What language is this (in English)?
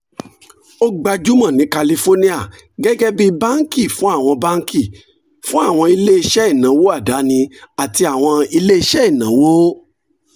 Yoruba